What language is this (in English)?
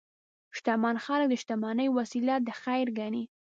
Pashto